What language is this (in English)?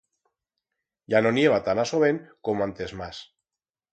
Aragonese